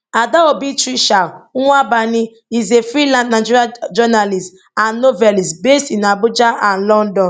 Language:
Nigerian Pidgin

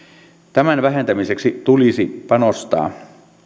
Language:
Finnish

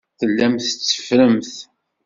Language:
Kabyle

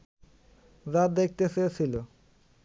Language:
Bangla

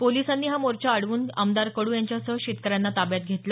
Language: Marathi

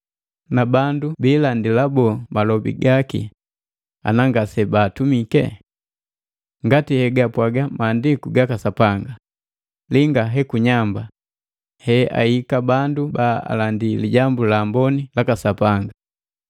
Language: Matengo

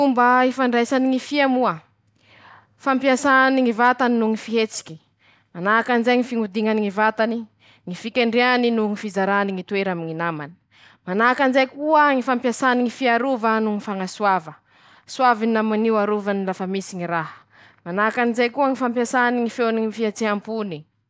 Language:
Masikoro Malagasy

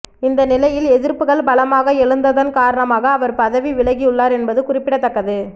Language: Tamil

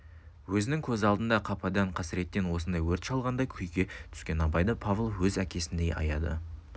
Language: Kazakh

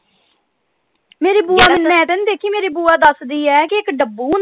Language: Punjabi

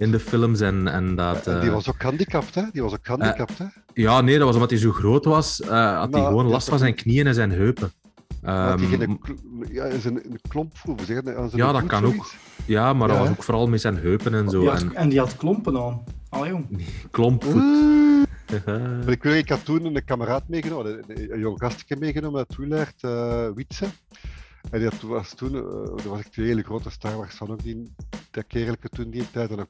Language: Dutch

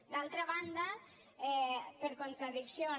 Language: Catalan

